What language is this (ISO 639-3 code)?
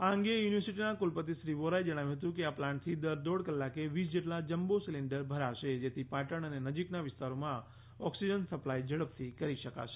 guj